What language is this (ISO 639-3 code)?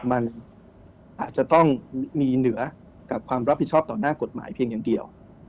tha